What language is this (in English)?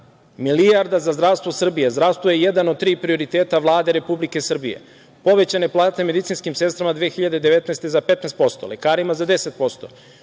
Serbian